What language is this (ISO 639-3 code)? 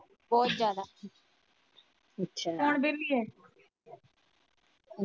pan